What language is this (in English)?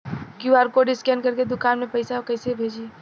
Bhojpuri